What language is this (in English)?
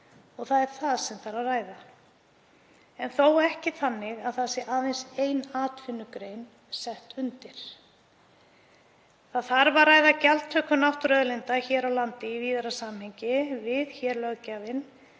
Icelandic